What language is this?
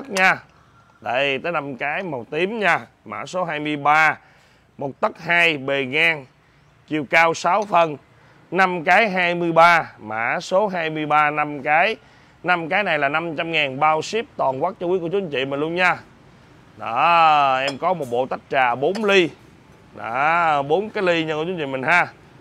Vietnamese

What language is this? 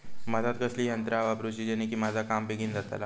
Marathi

